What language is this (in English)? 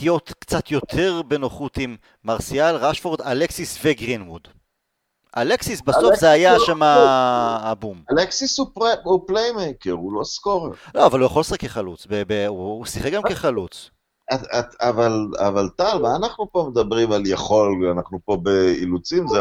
Hebrew